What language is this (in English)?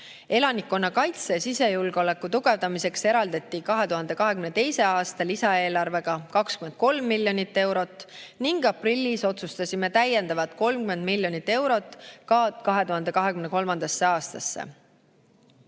Estonian